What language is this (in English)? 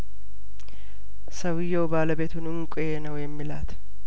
Amharic